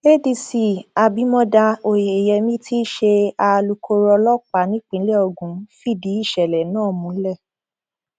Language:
Yoruba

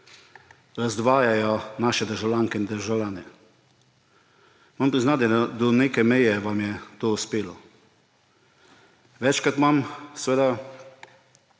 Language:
Slovenian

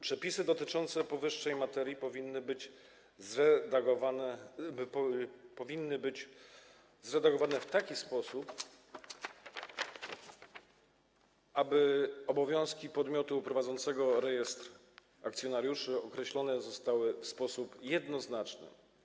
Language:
Polish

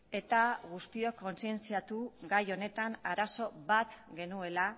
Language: Basque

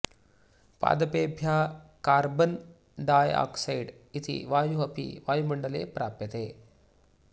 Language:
Sanskrit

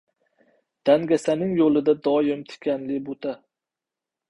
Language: Uzbek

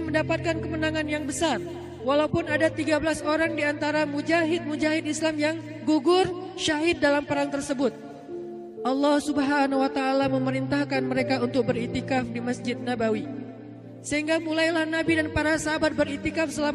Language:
Indonesian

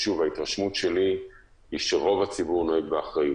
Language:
Hebrew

